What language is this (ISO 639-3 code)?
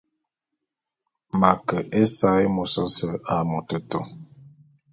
bum